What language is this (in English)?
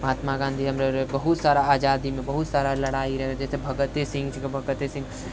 Maithili